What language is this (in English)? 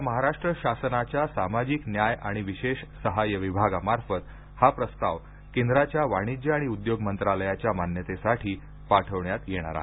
Marathi